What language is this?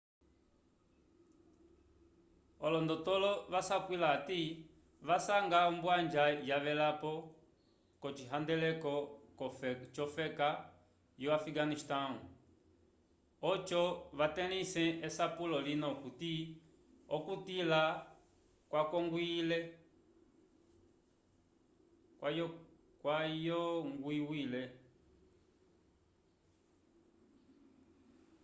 Umbundu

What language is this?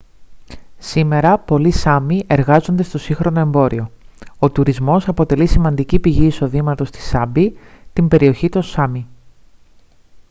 Greek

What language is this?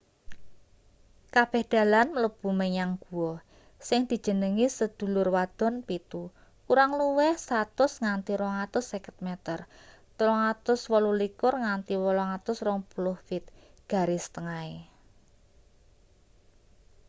Javanese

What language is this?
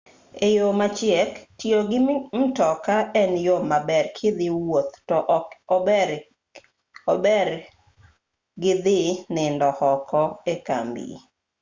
Luo (Kenya and Tanzania)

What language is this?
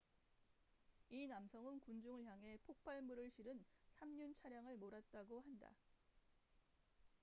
Korean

